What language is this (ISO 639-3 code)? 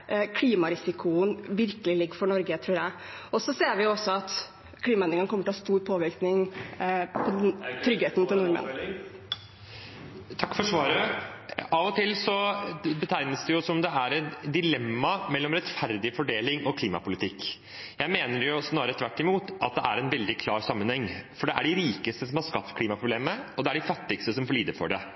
nor